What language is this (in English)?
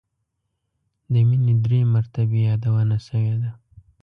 Pashto